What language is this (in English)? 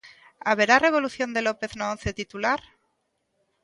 Galician